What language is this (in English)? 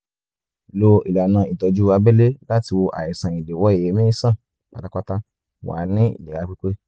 Yoruba